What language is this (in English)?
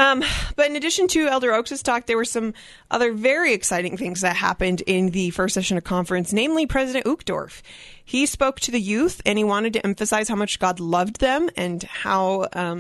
English